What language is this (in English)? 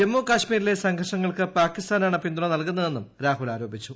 Malayalam